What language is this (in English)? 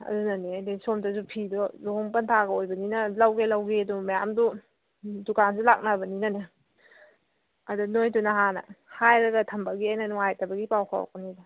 Manipuri